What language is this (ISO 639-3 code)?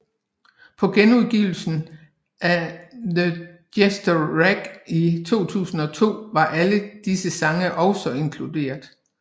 dan